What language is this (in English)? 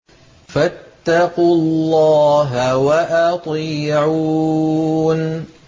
Arabic